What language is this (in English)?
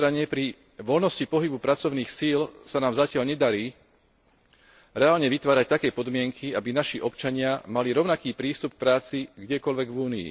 Slovak